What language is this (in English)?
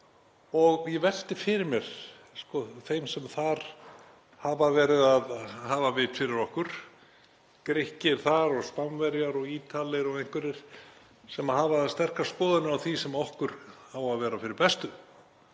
Icelandic